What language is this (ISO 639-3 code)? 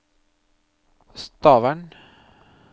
nor